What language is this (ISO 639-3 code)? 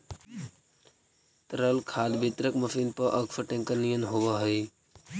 mag